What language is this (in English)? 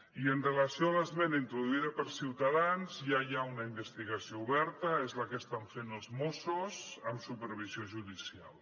Catalan